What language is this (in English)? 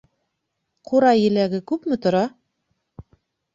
Bashkir